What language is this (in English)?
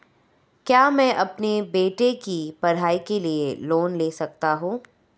Hindi